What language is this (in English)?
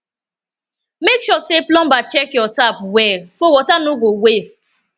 Nigerian Pidgin